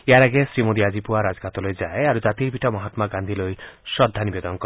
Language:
Assamese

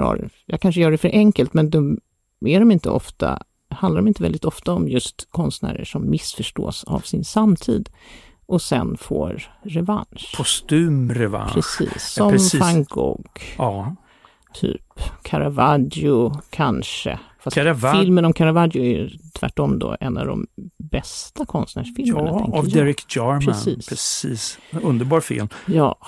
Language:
Swedish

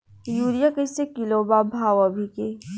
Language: Bhojpuri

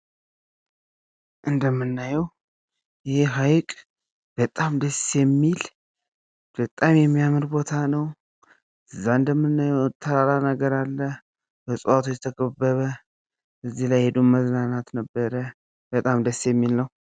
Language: Amharic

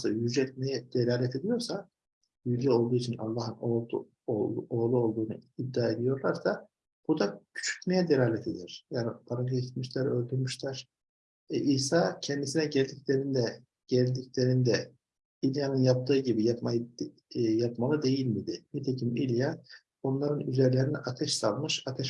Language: Turkish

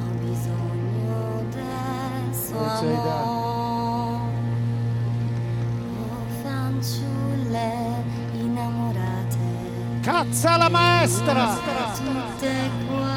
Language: Italian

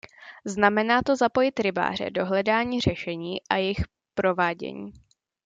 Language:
Czech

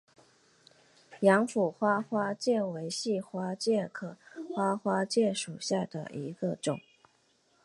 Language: Chinese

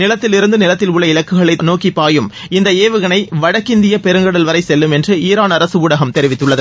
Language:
Tamil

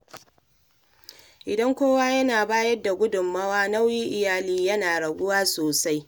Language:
Hausa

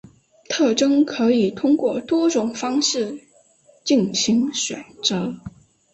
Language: Chinese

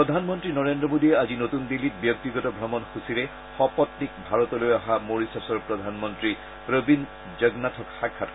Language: Assamese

